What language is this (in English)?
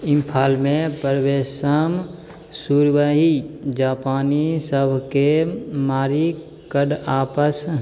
Maithili